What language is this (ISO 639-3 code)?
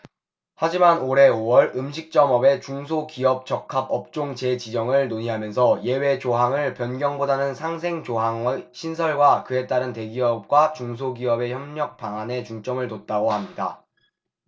kor